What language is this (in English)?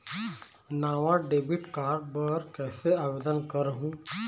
Chhattisgarhi